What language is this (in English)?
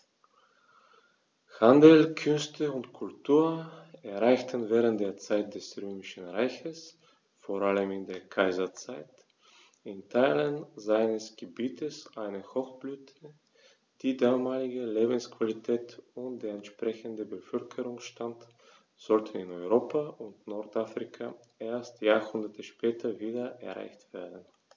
German